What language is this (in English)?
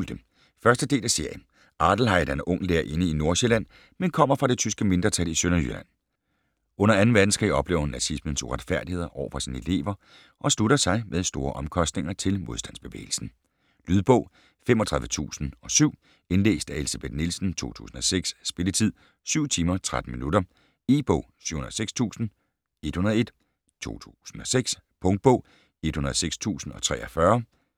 Danish